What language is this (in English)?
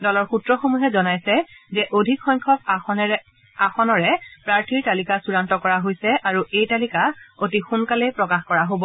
Assamese